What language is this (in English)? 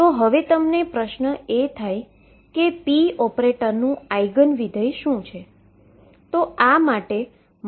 Gujarati